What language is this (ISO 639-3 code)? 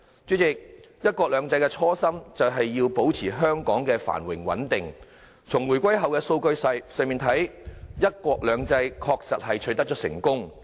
yue